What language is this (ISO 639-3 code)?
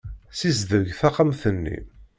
kab